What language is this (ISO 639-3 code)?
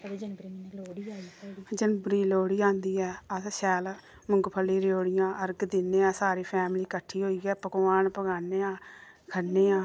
doi